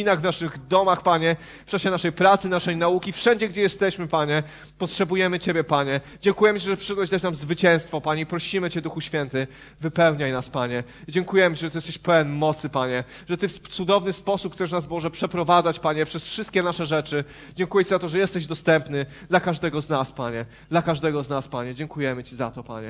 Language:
Polish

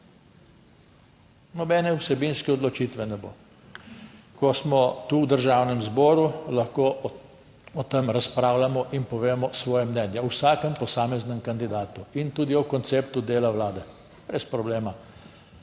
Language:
Slovenian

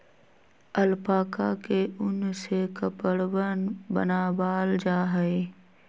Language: Magahi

